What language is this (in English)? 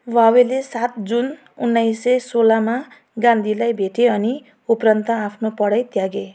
Nepali